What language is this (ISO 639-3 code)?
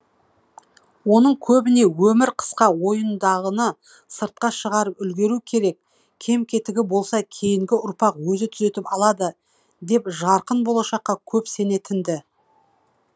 kaz